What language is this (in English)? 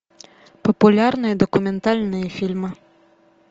Russian